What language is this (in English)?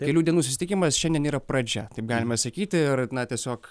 Lithuanian